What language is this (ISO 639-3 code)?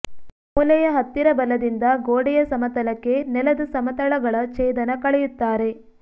kan